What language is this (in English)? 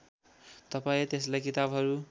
Nepali